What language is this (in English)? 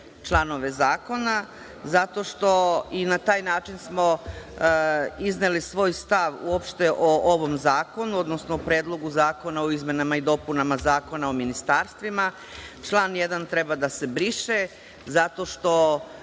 Serbian